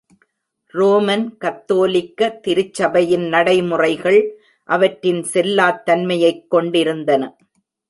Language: Tamil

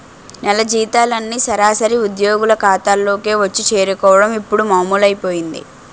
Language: Telugu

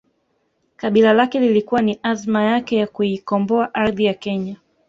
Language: Swahili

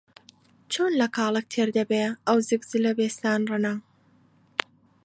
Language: Central Kurdish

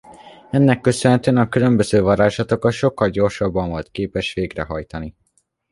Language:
Hungarian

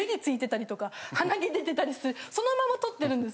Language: Japanese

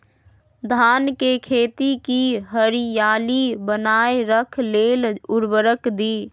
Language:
Magahi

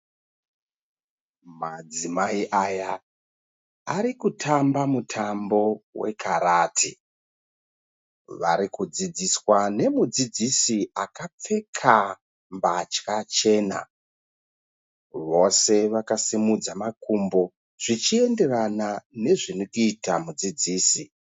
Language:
Shona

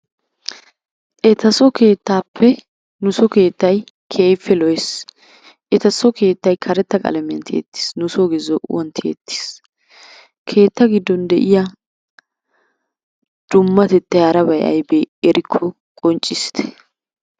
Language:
Wolaytta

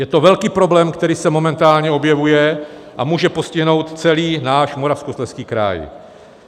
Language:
Czech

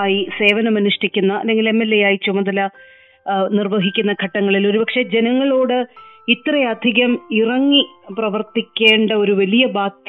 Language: Malayalam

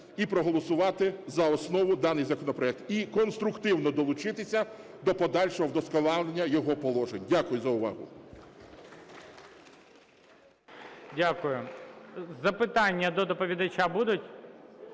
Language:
Ukrainian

